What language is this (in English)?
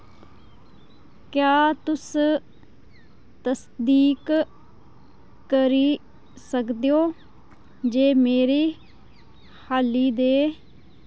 Dogri